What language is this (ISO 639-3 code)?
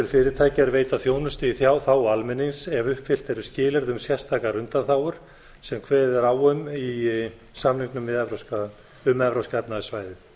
isl